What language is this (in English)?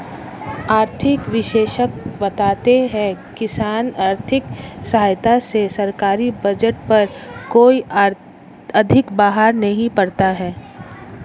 Hindi